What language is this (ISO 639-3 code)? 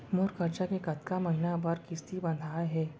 hne